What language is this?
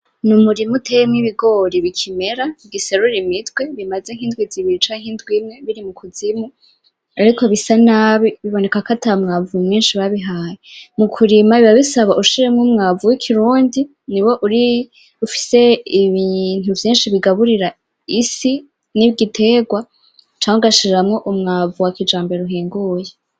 Rundi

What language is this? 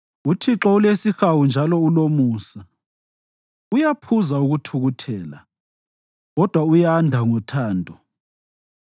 North Ndebele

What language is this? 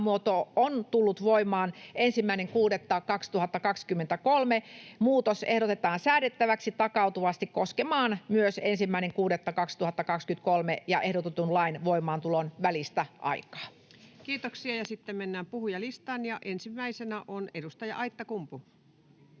Finnish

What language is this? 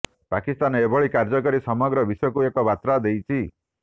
Odia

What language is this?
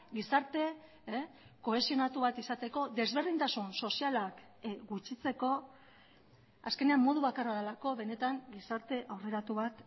Basque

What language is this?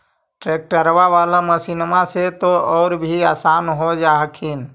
Magahi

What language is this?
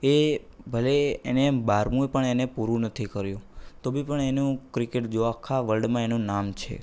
Gujarati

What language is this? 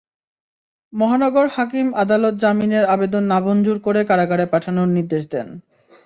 Bangla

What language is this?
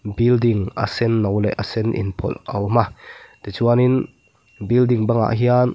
Mizo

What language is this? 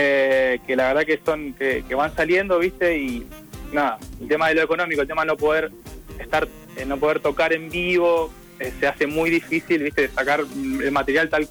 Spanish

